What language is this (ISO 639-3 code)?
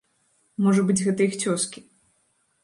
bel